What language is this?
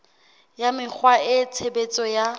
Southern Sotho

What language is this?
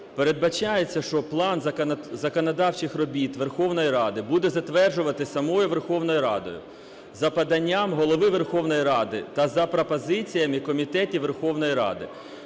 Ukrainian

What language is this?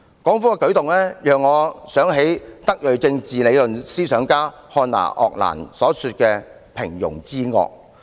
Cantonese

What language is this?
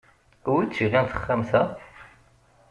Kabyle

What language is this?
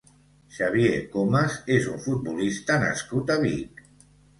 Catalan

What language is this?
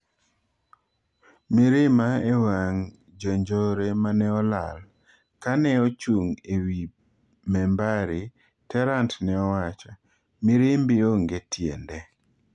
Luo (Kenya and Tanzania)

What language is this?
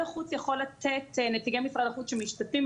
Hebrew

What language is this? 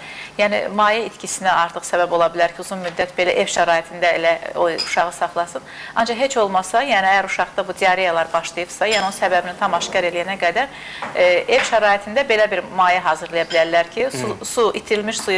Turkish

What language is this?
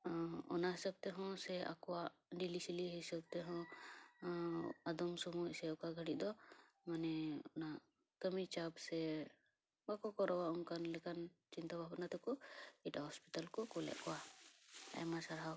Santali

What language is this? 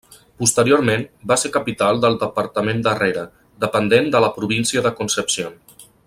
Catalan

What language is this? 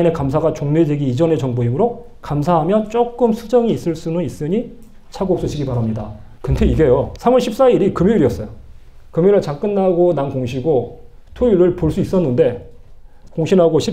Korean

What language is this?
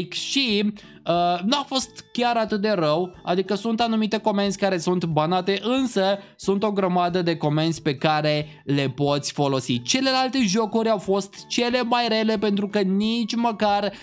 Romanian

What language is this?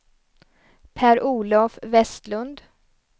Swedish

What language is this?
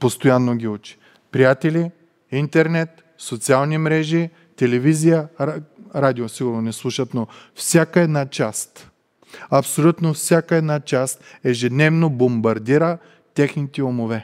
Bulgarian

